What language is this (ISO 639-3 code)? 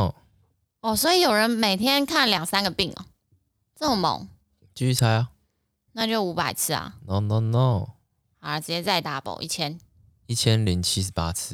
zho